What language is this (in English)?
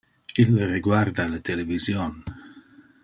Interlingua